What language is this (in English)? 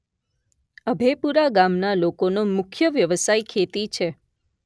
Gujarati